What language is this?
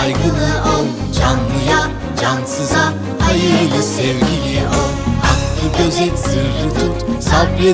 Turkish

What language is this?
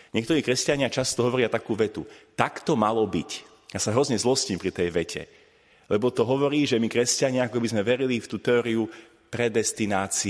Slovak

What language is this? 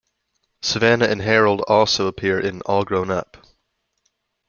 English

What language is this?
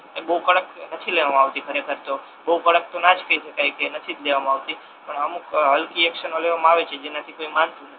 Gujarati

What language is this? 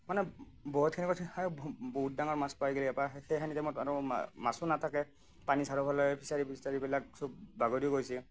Assamese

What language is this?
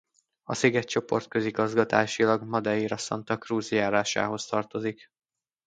Hungarian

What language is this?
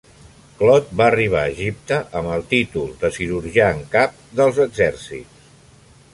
Catalan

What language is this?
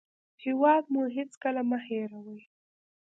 Pashto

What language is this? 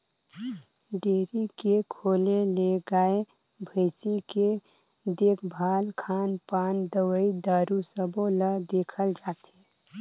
Chhattisgarhi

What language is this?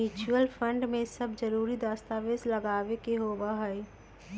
Magahi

